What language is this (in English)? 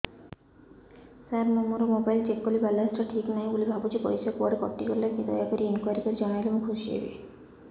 Odia